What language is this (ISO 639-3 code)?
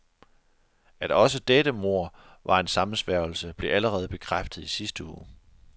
dan